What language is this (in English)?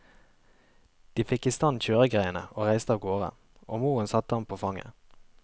Norwegian